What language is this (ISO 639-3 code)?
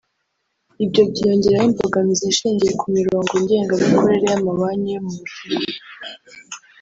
kin